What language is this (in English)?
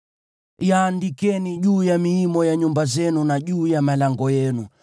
Swahili